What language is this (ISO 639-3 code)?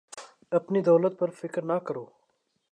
urd